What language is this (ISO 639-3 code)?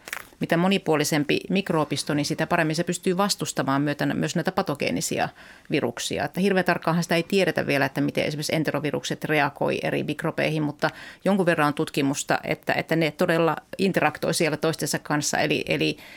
fin